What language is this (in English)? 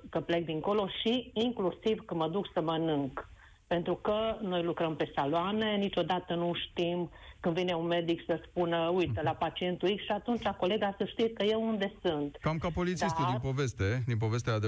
Romanian